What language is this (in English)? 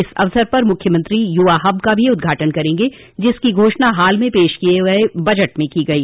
Hindi